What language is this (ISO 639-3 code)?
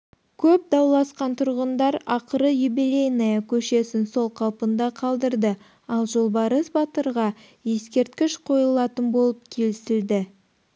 kaz